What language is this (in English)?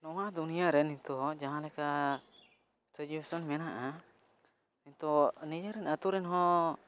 Santali